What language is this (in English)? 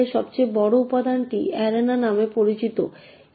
Bangla